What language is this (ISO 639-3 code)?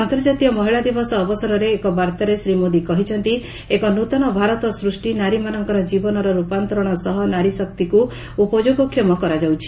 ori